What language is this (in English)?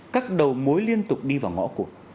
Vietnamese